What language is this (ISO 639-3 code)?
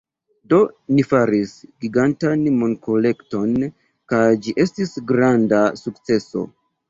epo